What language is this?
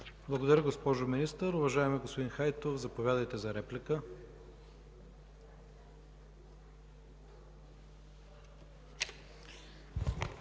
Bulgarian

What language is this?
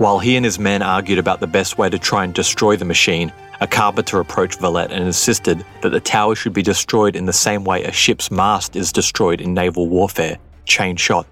English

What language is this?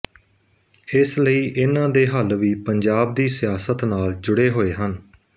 Punjabi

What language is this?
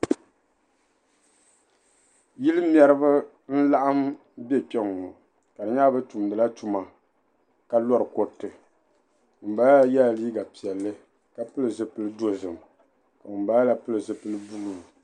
Dagbani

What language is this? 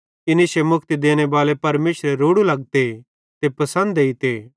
Bhadrawahi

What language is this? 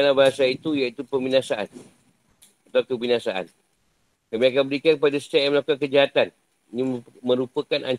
Malay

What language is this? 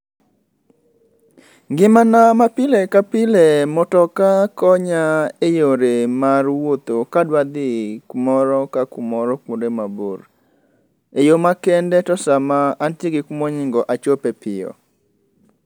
Luo (Kenya and Tanzania)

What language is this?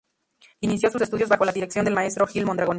Spanish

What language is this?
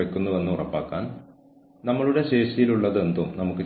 Malayalam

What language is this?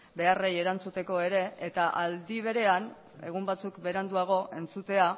Basque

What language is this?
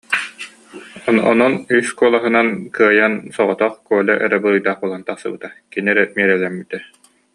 Yakut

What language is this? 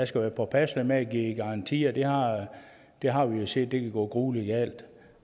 Danish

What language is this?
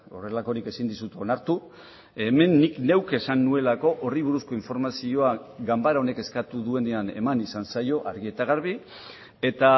Basque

